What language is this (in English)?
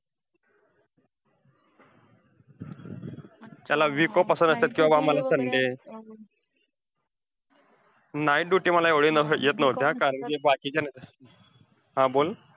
Marathi